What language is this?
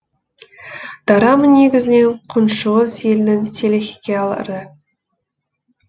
Kazakh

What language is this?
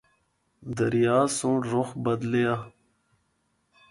Northern Hindko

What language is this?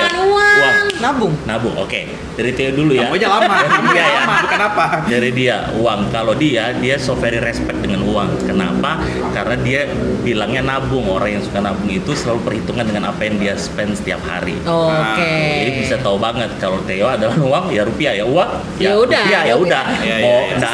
Indonesian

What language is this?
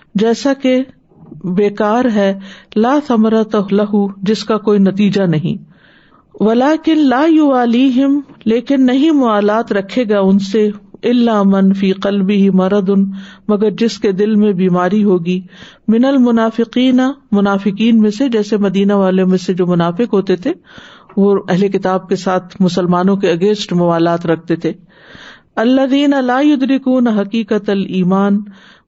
Urdu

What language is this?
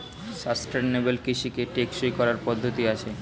Bangla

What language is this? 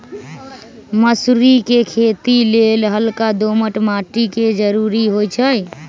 Magahi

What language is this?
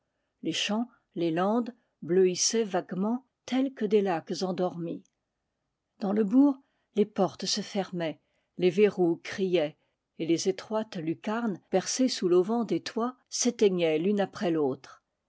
French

